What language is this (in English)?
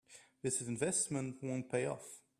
English